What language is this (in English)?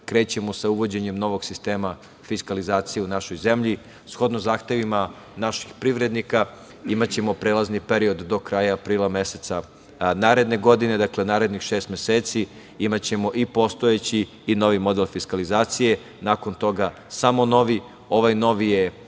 Serbian